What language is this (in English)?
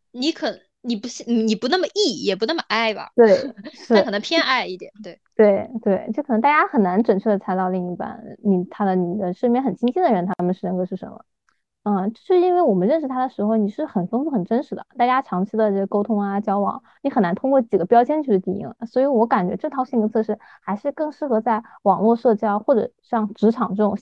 Chinese